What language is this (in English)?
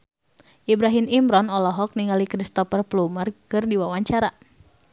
Sundanese